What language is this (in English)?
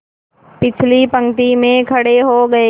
Hindi